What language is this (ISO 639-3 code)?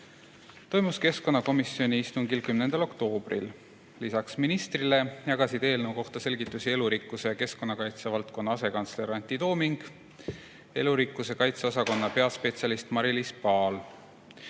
est